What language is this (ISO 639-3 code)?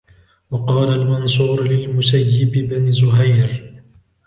ara